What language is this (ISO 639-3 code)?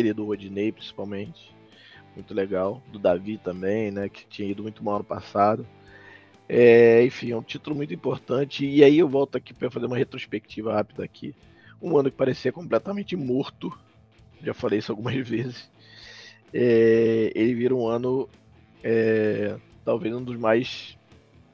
por